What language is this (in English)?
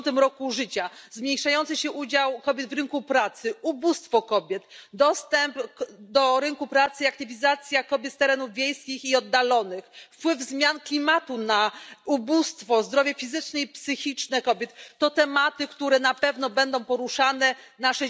Polish